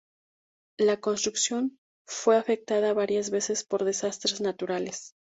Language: Spanish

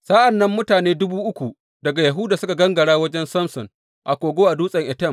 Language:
Hausa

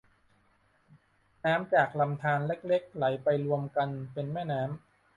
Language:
Thai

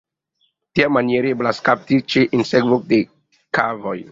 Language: Esperanto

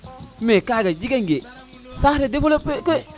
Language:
Serer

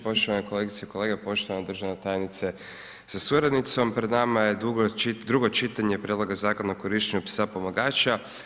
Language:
Croatian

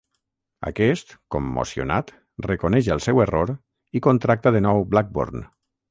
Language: Catalan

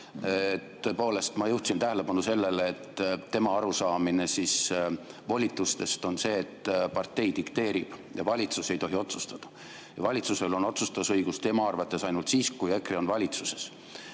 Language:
Estonian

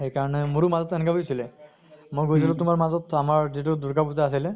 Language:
Assamese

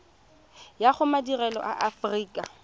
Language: Tswana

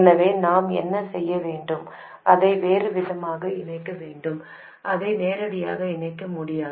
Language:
Tamil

